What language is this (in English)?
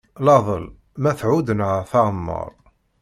Kabyle